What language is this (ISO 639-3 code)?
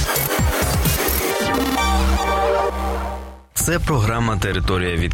ukr